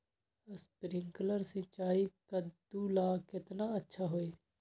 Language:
Magahi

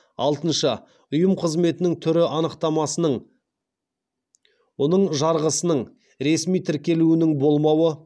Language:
Kazakh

